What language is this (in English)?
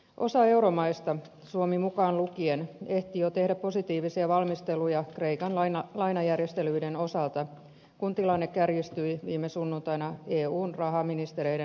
Finnish